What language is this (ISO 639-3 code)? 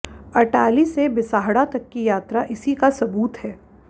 hin